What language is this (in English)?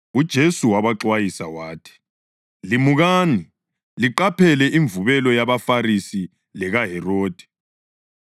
North Ndebele